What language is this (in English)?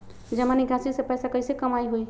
Magahi